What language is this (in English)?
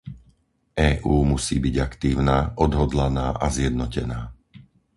Slovak